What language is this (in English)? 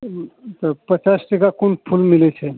Maithili